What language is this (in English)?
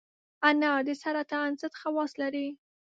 Pashto